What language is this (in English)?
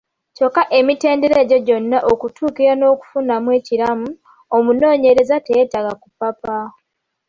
Ganda